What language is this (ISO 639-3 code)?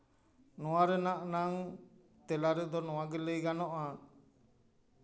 sat